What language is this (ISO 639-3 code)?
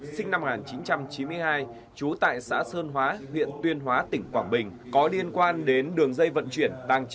vie